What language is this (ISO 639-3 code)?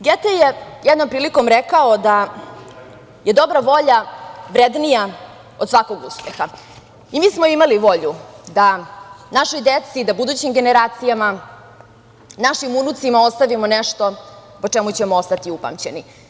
srp